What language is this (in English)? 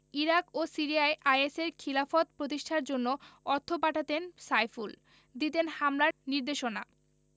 Bangla